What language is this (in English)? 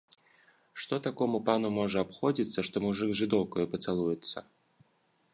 Belarusian